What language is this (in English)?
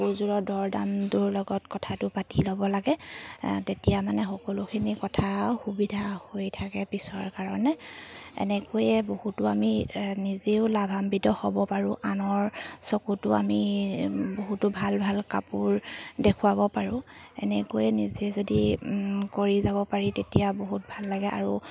Assamese